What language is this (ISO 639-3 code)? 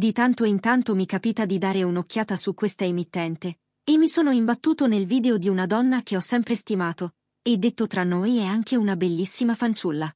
ita